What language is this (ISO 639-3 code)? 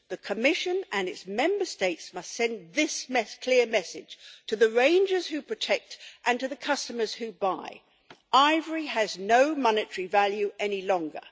eng